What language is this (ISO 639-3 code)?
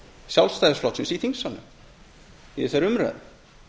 isl